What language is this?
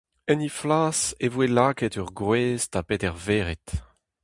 Breton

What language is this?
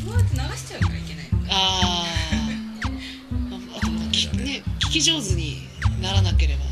Japanese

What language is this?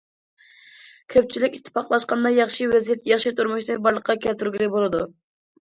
Uyghur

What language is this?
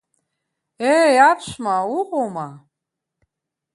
Abkhazian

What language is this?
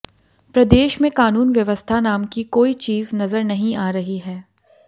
Hindi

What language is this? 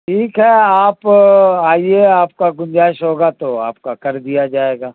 Urdu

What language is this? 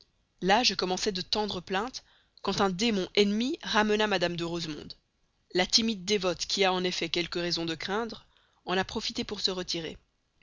French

